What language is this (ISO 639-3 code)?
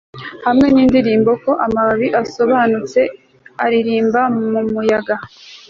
kin